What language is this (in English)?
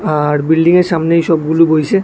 Bangla